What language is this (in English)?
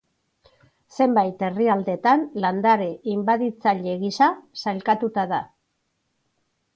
Basque